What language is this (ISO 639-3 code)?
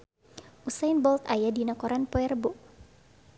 sun